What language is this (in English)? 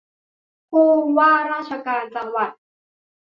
Thai